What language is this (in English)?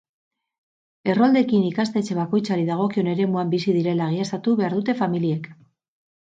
Basque